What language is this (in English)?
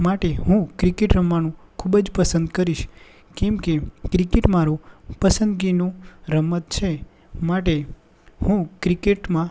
Gujarati